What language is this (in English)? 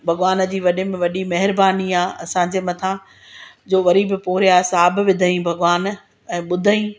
Sindhi